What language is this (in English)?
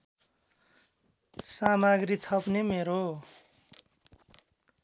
Nepali